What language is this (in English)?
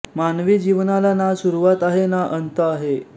Marathi